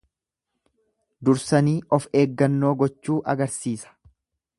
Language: Oromo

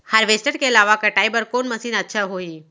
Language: Chhattisgarhi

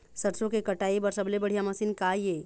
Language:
Chhattisgarhi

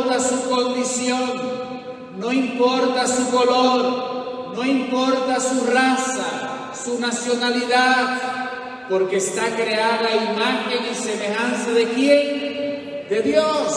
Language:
Spanish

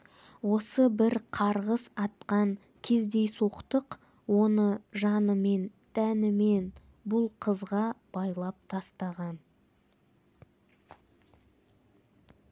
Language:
Kazakh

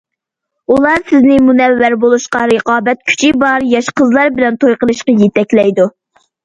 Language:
Uyghur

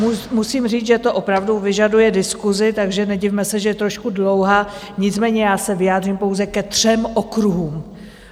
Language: Czech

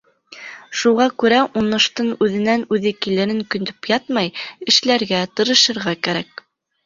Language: Bashkir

